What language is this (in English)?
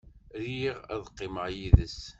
Kabyle